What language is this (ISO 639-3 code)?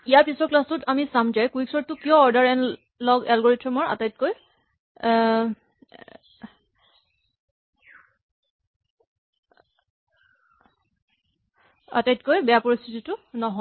asm